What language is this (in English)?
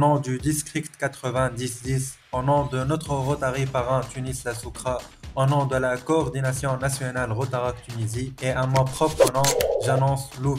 French